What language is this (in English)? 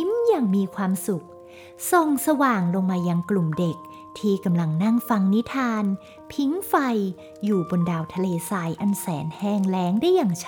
Thai